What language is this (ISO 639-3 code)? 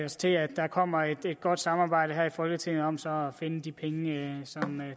dan